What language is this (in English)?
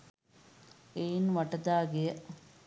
Sinhala